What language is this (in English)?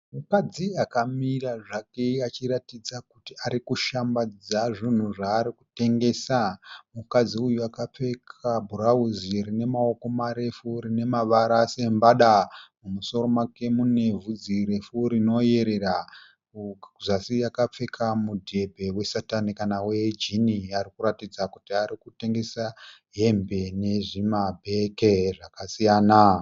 Shona